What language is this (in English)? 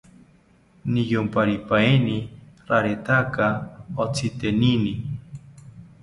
South Ucayali Ashéninka